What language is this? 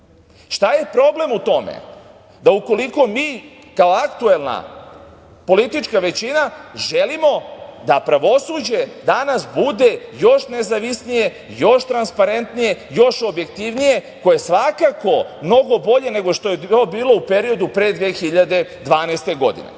Serbian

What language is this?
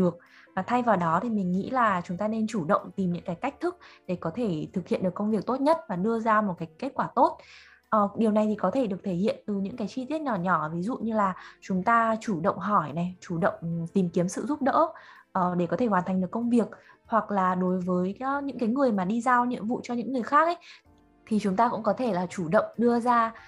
Vietnamese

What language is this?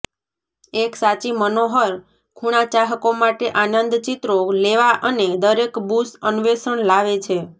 Gujarati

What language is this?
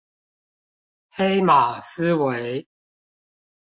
Chinese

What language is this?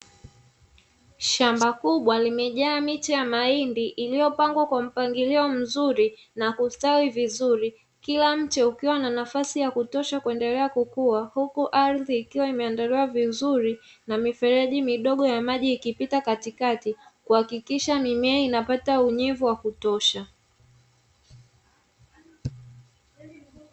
Swahili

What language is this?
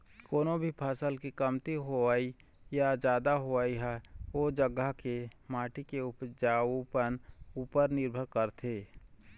Chhattisgarhi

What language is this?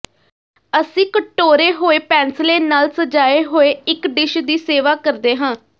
Punjabi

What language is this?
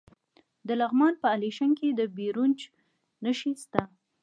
Pashto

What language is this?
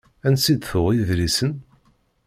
Kabyle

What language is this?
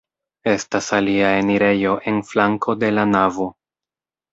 Esperanto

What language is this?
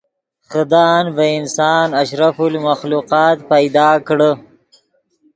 Yidgha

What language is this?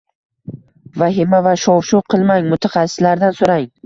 Uzbek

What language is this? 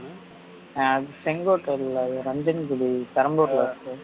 Tamil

